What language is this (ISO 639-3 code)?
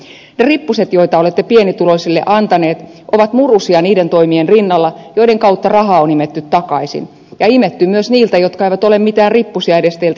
fin